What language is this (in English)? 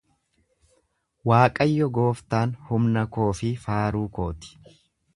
Oromo